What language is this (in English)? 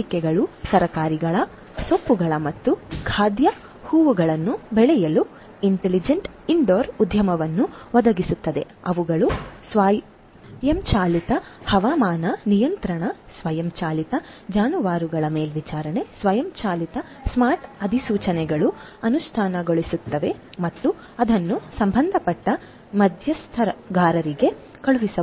Kannada